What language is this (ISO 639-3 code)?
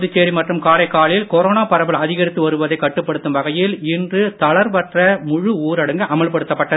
tam